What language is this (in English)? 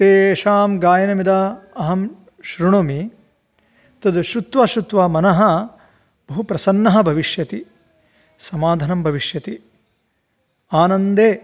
Sanskrit